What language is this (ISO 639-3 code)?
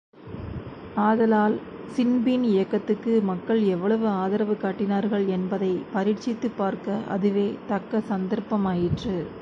tam